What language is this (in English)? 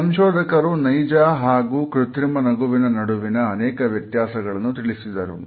Kannada